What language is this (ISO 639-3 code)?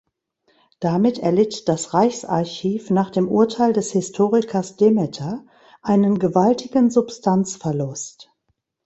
deu